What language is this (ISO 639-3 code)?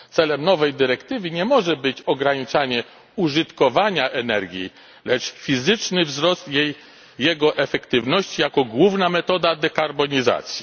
pol